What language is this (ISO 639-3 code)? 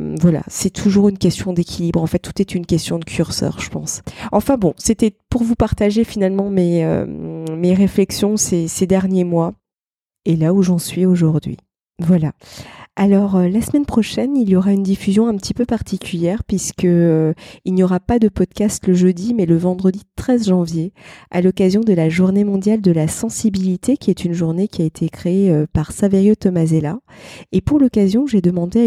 fra